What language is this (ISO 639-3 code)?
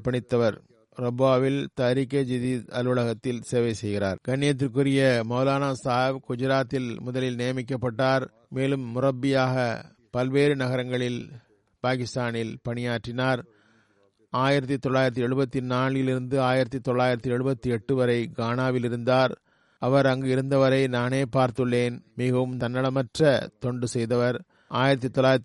tam